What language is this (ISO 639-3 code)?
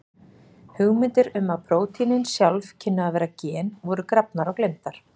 isl